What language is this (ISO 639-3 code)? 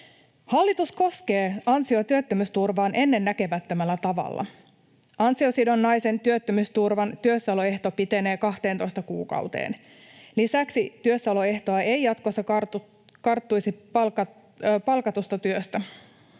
fin